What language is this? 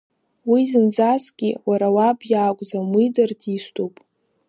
Abkhazian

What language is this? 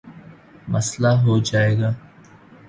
Urdu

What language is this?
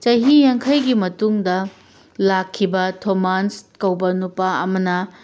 Manipuri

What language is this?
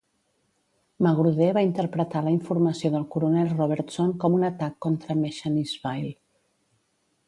Catalan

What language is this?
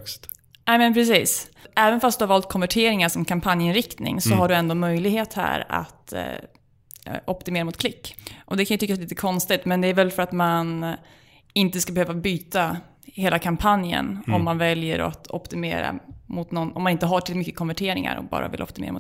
Swedish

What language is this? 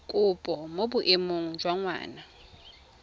Tswana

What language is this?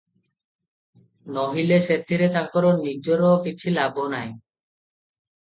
Odia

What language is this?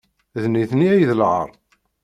Kabyle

